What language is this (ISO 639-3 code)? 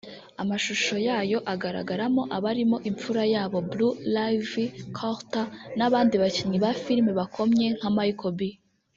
kin